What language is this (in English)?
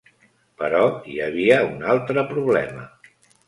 Catalan